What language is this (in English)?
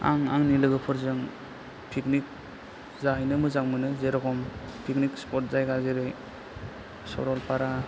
Bodo